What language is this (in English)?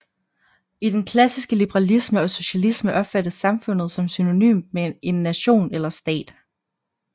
Danish